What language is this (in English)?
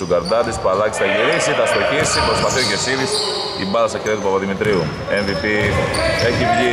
Greek